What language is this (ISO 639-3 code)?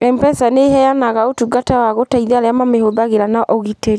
kik